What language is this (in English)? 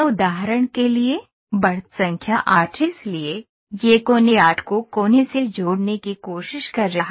Hindi